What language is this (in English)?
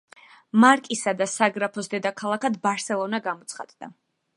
Georgian